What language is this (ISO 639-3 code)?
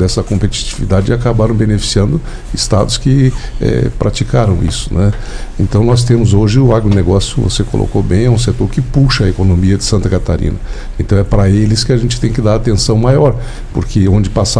por